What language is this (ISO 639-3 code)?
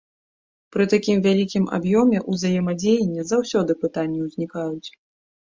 bel